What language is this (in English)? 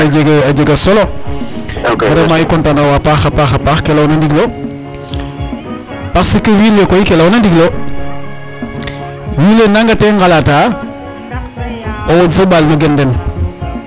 Serer